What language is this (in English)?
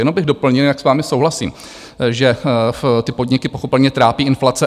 Czech